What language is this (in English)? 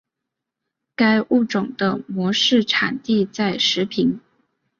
Chinese